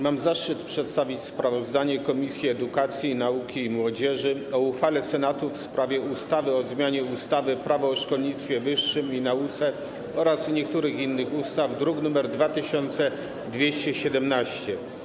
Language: Polish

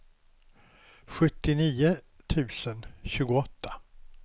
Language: Swedish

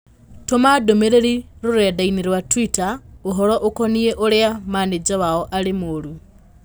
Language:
Kikuyu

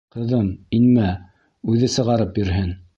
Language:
Bashkir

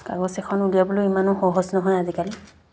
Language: Assamese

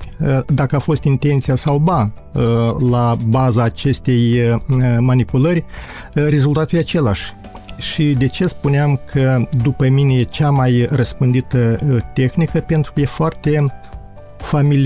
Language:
Romanian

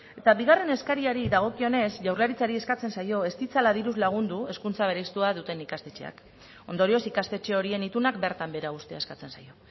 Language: Basque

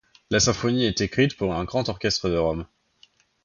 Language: French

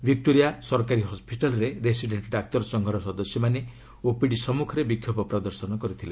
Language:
Odia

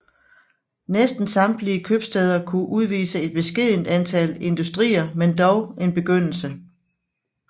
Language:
Danish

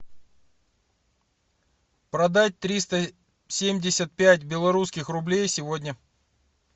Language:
Russian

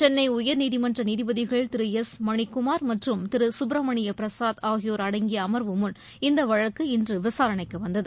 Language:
Tamil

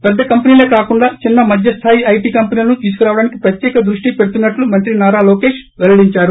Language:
Telugu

